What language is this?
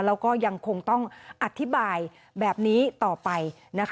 Thai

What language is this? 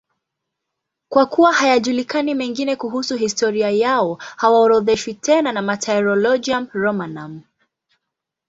Swahili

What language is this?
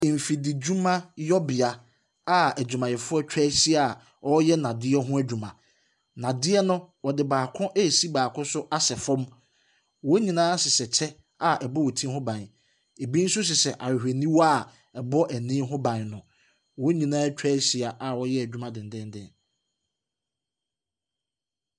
Akan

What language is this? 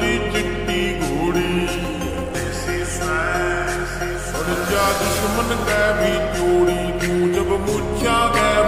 Romanian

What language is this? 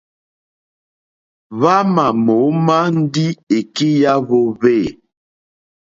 Mokpwe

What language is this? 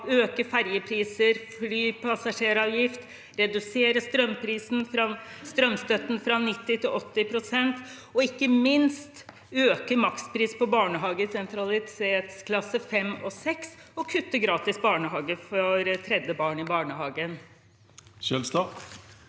Norwegian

